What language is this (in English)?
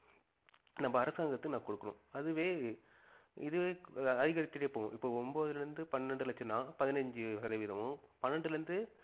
Tamil